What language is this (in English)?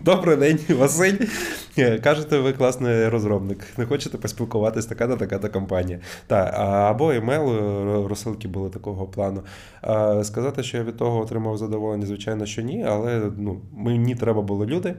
Ukrainian